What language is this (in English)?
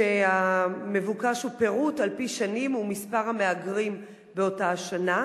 Hebrew